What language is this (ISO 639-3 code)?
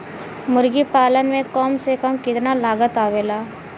bho